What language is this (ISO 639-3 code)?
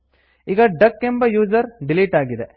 kan